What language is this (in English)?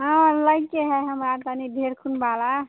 Maithili